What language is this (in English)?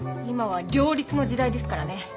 Japanese